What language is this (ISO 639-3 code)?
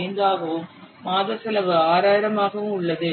tam